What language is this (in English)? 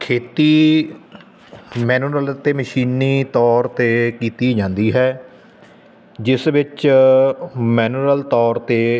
Punjabi